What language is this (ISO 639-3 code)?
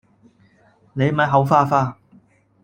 yue